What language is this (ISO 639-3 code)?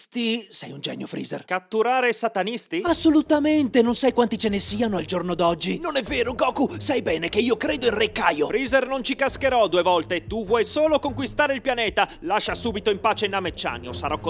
ita